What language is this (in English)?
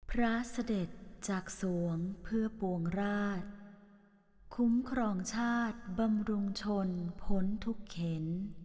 Thai